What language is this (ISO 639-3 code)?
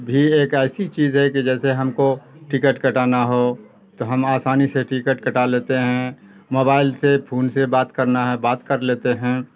urd